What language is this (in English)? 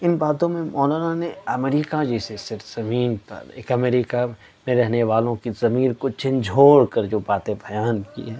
Urdu